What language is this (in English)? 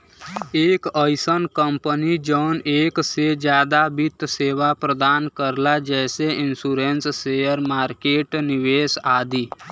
Bhojpuri